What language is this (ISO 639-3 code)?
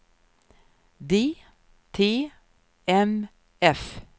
swe